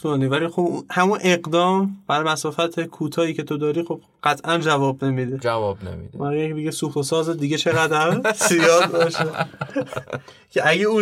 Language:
Persian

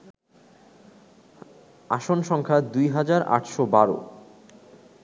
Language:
Bangla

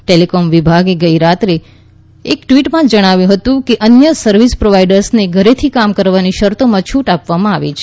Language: Gujarati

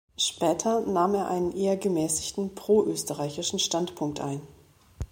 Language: German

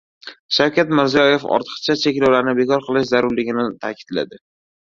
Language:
Uzbek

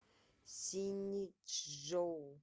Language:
Russian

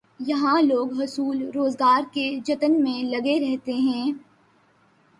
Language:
Urdu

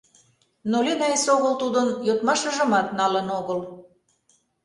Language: Mari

